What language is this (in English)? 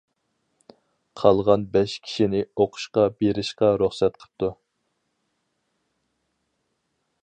Uyghur